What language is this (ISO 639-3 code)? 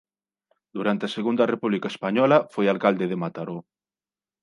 glg